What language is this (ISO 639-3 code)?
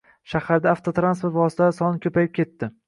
uzb